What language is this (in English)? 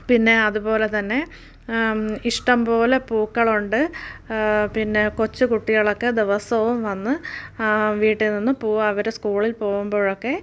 Malayalam